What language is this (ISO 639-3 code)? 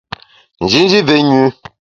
bax